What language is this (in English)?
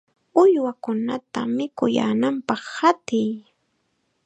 Chiquián Ancash Quechua